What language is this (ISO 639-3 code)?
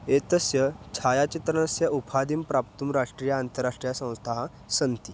san